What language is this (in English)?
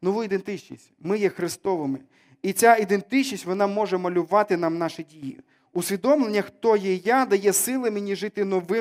Ukrainian